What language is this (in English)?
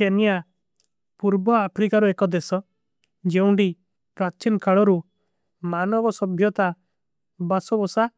Kui (India)